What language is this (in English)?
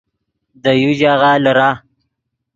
Yidgha